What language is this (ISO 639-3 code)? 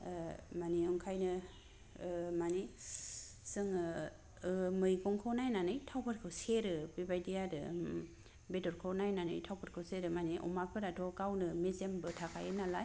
brx